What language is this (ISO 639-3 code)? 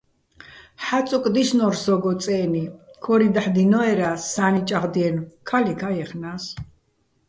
bbl